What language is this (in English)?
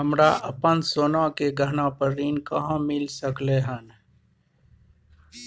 Maithili